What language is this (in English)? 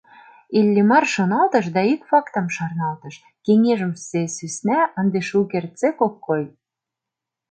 Mari